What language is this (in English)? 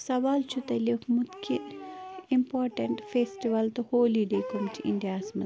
Kashmiri